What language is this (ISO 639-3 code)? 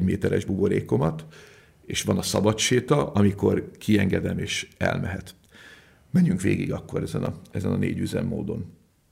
hun